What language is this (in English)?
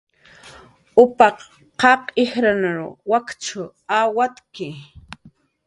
Jaqaru